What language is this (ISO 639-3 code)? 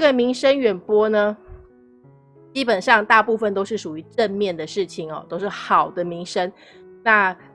zho